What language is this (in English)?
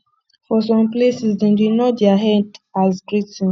Nigerian Pidgin